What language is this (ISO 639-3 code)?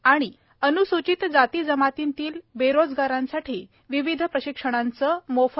mar